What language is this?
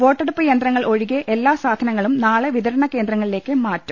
Malayalam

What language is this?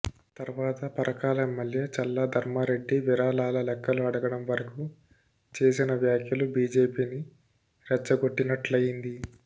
Telugu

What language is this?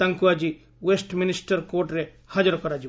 Odia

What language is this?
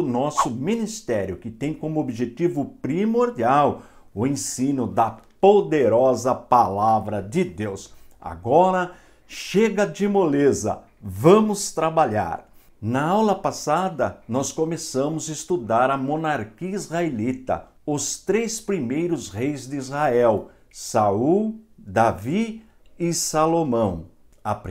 Portuguese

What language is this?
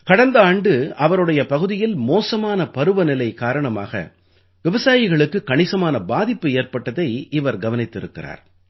Tamil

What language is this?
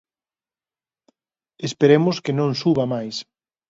Galician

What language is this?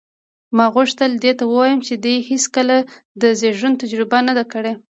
Pashto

